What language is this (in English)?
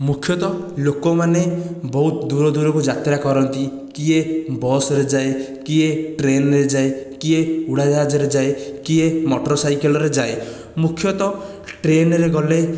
Odia